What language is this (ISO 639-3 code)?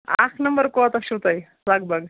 kas